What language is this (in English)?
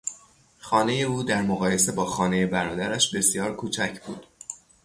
Persian